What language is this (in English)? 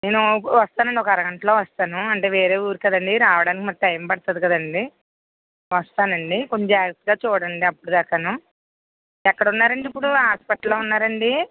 Telugu